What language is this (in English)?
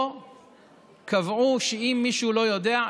Hebrew